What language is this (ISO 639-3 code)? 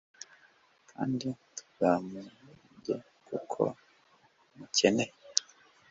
kin